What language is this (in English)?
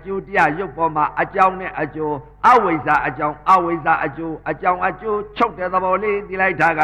Vietnamese